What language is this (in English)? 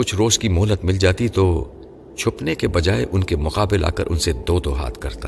Urdu